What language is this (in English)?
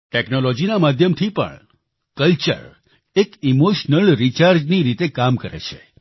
Gujarati